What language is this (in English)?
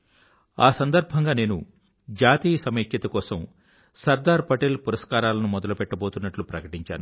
Telugu